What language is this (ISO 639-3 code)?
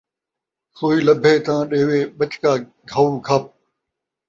skr